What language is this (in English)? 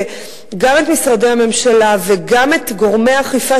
Hebrew